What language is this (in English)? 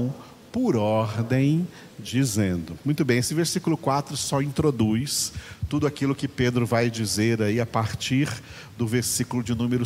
Portuguese